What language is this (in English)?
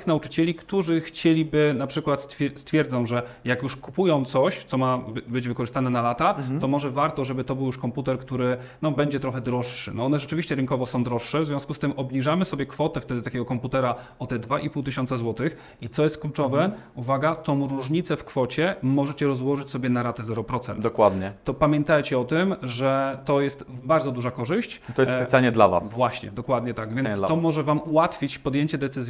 Polish